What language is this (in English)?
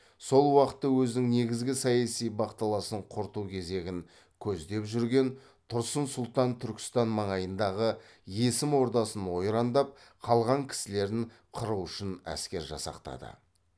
Kazakh